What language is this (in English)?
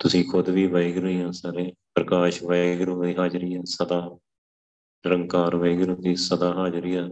Punjabi